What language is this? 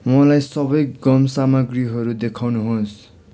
Nepali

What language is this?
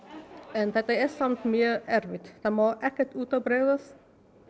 Icelandic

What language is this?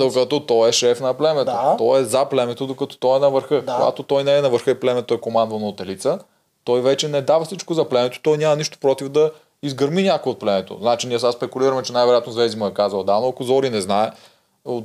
Bulgarian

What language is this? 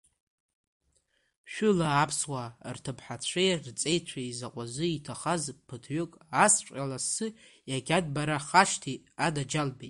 Abkhazian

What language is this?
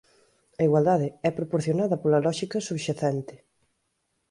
Galician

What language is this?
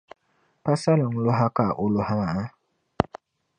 Dagbani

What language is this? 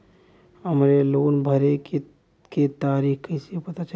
Bhojpuri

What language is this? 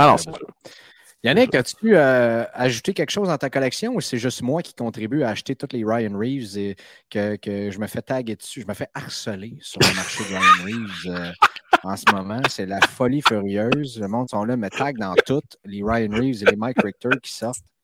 French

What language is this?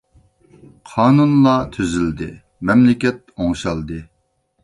Uyghur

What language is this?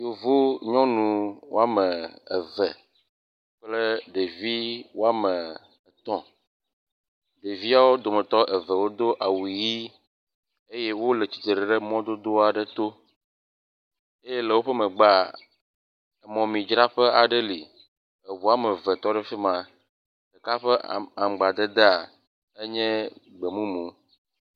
Ewe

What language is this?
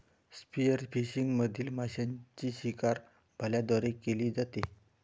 Marathi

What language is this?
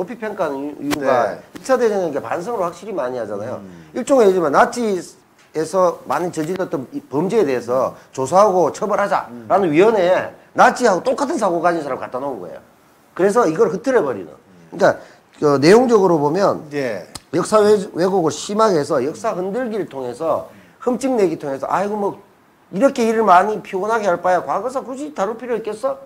Korean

